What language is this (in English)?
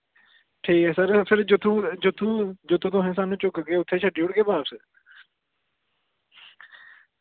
Dogri